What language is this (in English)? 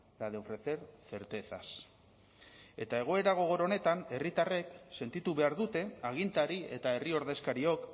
Basque